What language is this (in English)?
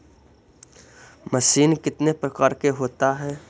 Magahi